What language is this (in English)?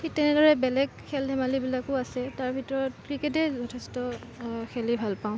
Assamese